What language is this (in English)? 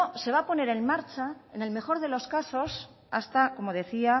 Spanish